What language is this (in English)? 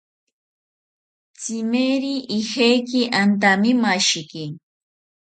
South Ucayali Ashéninka